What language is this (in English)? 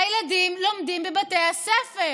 Hebrew